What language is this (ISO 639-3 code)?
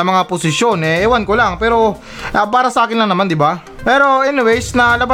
fil